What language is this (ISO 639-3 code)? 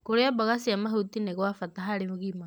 kik